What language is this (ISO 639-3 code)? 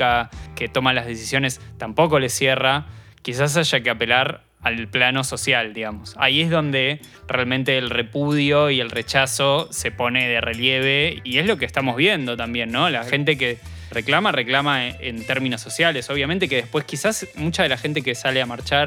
spa